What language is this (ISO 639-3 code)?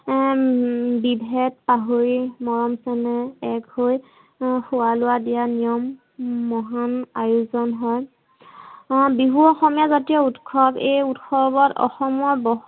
asm